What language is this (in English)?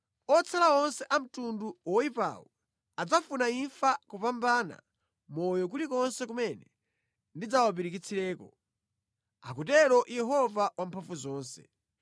Nyanja